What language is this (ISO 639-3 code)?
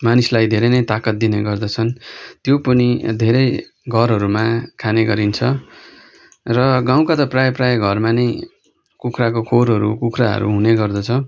nep